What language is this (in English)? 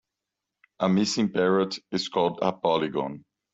English